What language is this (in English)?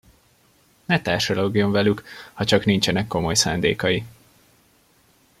Hungarian